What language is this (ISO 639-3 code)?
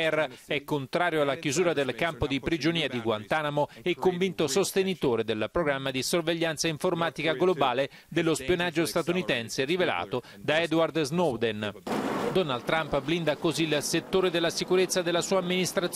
ita